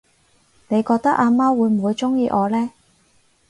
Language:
Cantonese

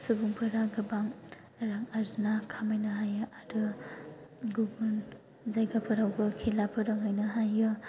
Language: Bodo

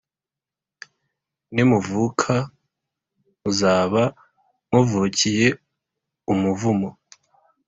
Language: Kinyarwanda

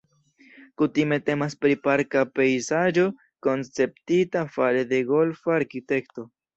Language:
Esperanto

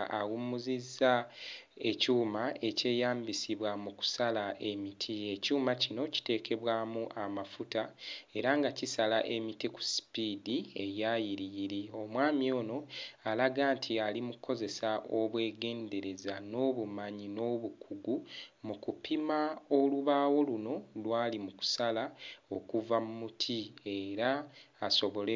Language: Ganda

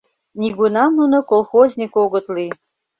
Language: Mari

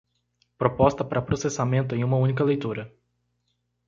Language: Portuguese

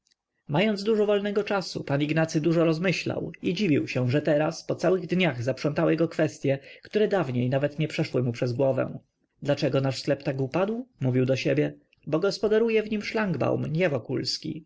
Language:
Polish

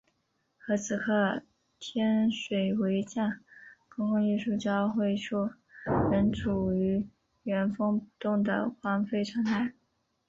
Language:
Chinese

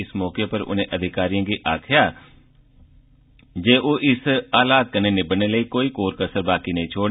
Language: Dogri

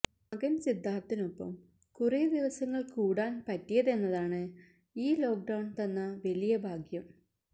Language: Malayalam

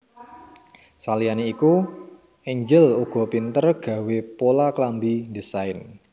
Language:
Javanese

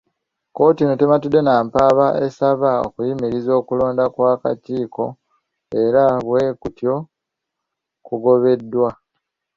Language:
Ganda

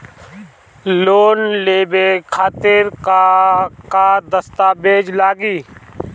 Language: Bhojpuri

